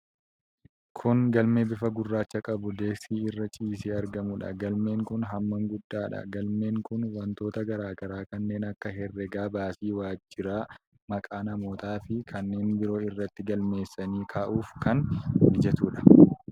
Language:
Oromo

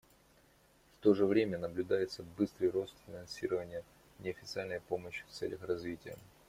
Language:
Russian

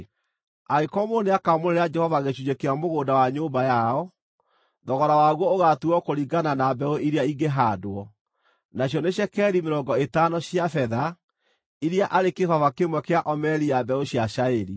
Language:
Kikuyu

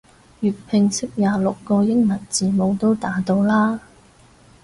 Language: Cantonese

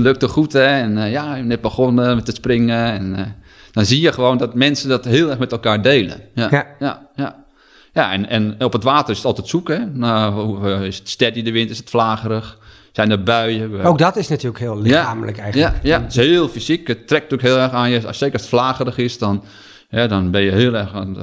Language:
Dutch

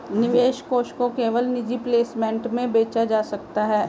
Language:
Hindi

